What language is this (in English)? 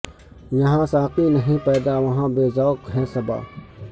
Urdu